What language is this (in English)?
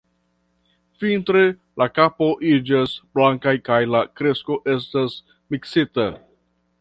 Esperanto